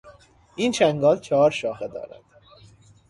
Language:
Persian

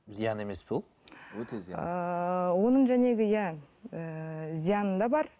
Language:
Kazakh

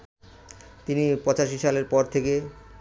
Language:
Bangla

